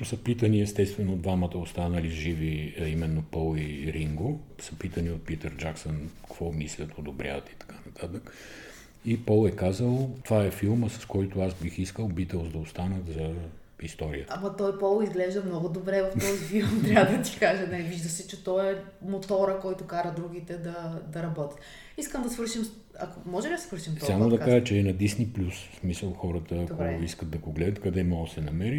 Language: Bulgarian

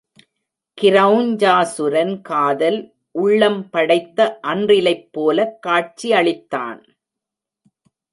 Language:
Tamil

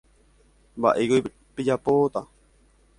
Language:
Guarani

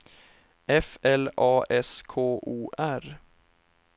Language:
Swedish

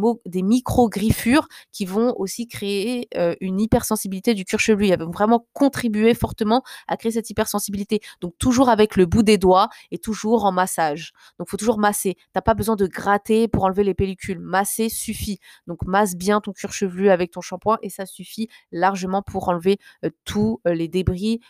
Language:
French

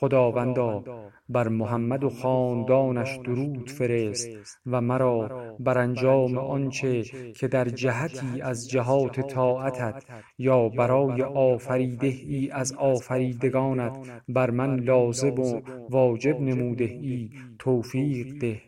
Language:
Persian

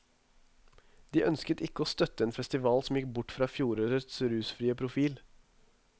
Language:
Norwegian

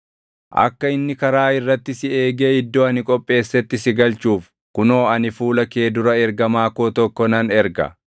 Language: Oromo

